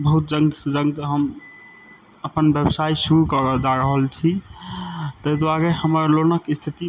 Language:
Maithili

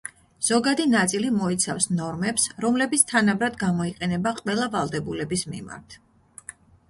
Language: Georgian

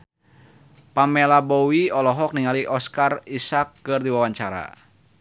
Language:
Sundanese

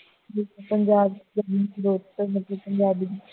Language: Punjabi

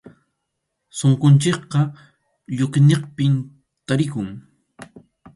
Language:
Arequipa-La Unión Quechua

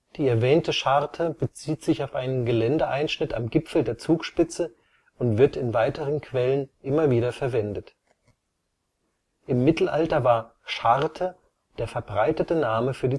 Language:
German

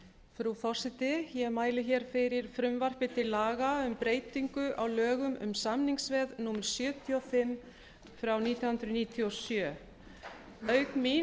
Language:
Icelandic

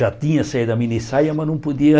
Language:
Portuguese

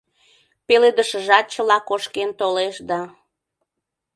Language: Mari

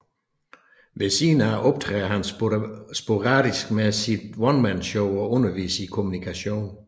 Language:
Danish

